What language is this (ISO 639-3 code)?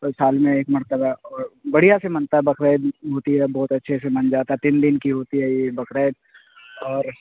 urd